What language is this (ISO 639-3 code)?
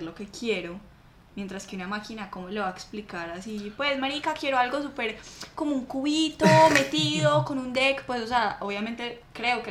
spa